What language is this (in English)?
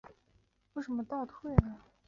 Chinese